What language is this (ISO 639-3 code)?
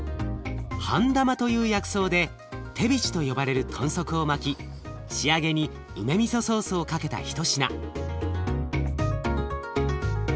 jpn